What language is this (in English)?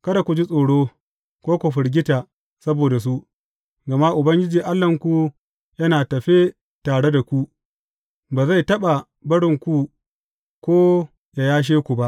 Hausa